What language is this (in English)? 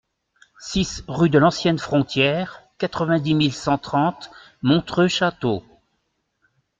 French